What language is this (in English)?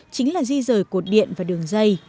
Vietnamese